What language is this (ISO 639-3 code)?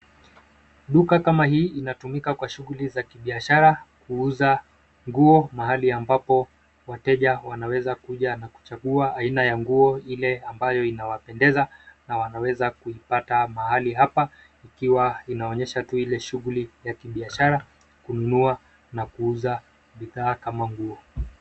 swa